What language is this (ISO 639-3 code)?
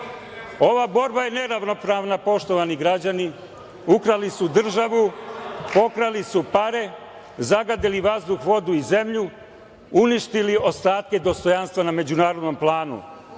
srp